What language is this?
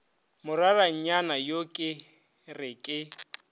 Northern Sotho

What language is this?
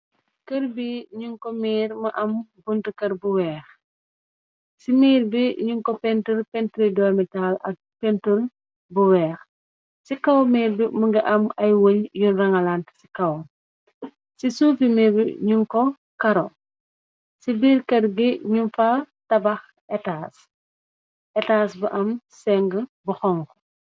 Wolof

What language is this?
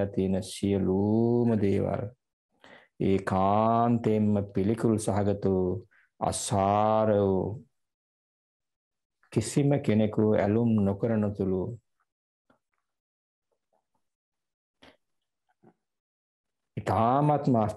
Romanian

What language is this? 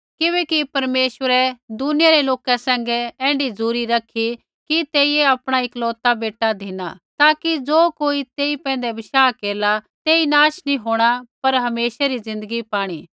Kullu Pahari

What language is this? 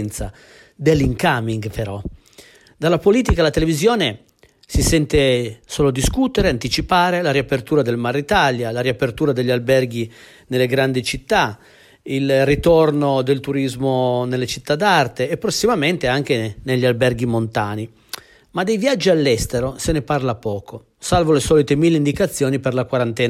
Italian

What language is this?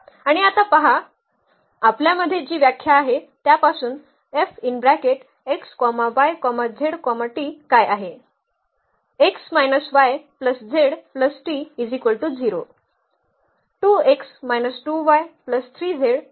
Marathi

